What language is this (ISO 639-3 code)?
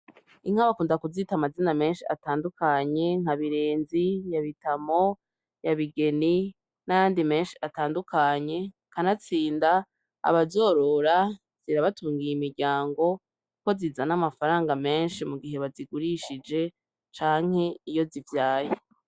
run